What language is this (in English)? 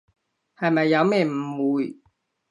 Cantonese